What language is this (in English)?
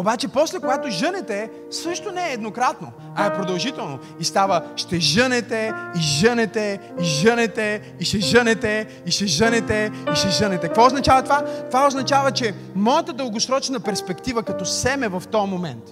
Bulgarian